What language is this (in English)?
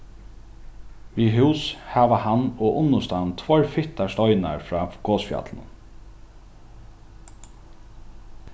Faroese